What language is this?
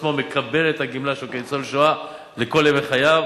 Hebrew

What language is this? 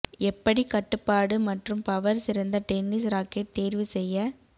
Tamil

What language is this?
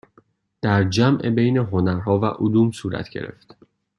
Persian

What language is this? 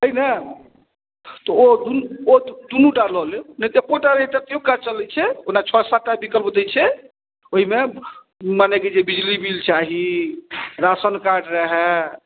Maithili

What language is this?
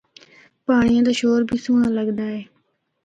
Northern Hindko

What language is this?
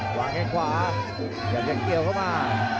Thai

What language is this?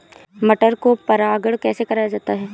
Hindi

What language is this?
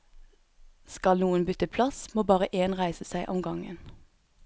Norwegian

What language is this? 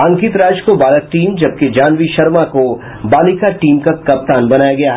Hindi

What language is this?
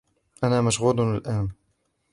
Arabic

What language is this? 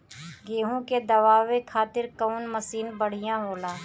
Bhojpuri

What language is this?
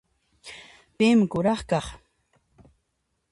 Puno Quechua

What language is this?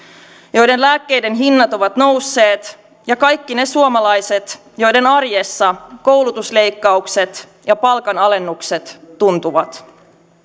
Finnish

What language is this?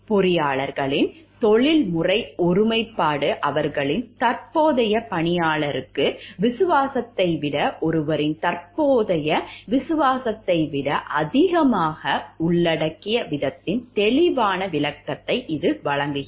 Tamil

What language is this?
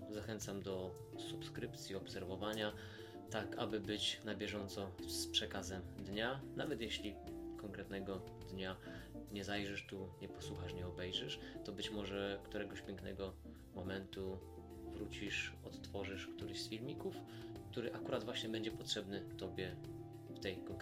Polish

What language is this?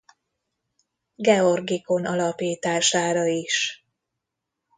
Hungarian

